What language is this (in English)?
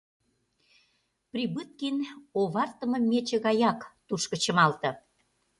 Mari